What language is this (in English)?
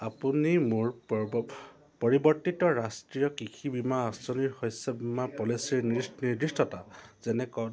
Assamese